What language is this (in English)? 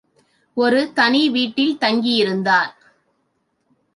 Tamil